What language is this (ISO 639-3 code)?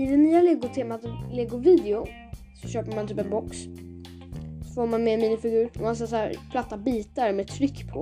swe